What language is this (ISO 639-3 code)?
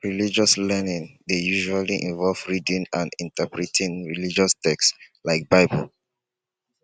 pcm